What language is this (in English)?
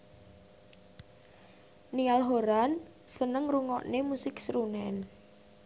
Javanese